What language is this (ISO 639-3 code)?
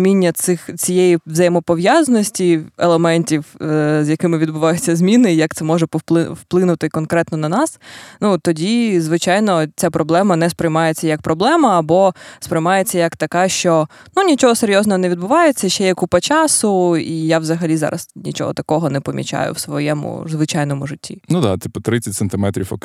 ukr